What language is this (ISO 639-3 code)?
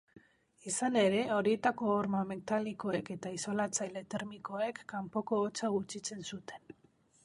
eus